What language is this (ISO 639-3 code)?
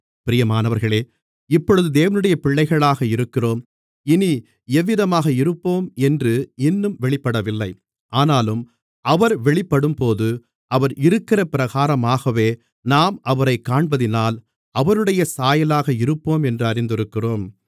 tam